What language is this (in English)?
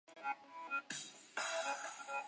Chinese